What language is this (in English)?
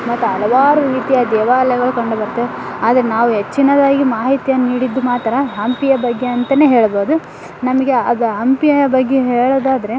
Kannada